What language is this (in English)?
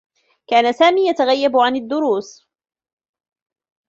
Arabic